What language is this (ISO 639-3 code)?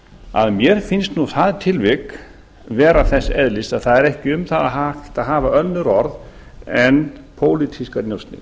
isl